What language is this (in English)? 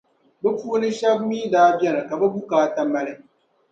Dagbani